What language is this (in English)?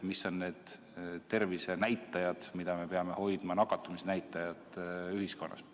Estonian